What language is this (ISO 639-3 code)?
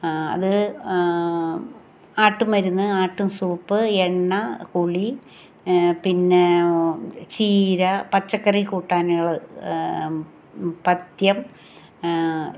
mal